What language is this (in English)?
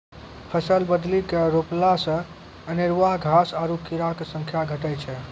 Maithili